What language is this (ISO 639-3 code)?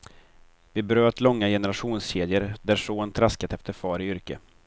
swe